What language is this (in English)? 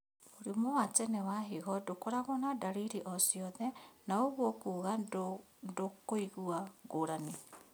Kikuyu